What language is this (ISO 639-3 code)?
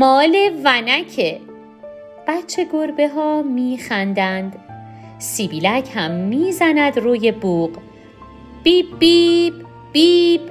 fas